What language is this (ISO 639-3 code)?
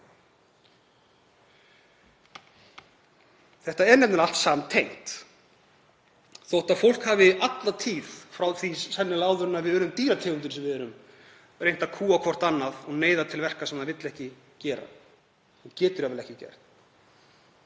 isl